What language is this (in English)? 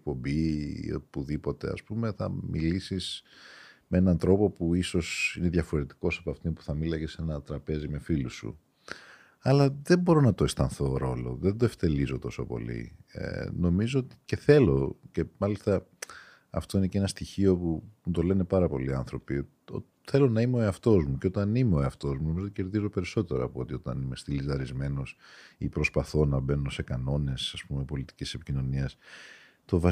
Greek